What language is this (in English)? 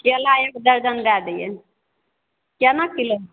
Maithili